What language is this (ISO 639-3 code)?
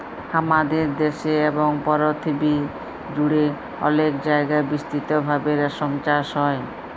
ben